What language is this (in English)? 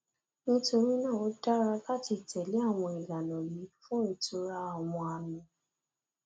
Yoruba